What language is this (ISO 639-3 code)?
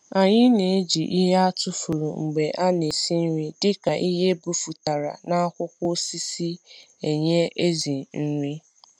ibo